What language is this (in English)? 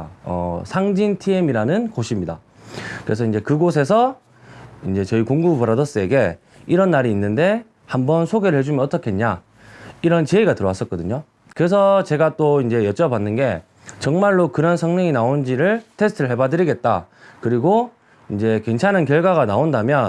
Korean